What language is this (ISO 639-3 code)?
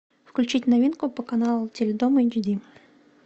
rus